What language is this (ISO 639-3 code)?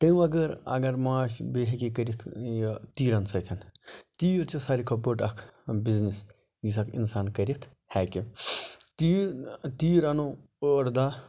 kas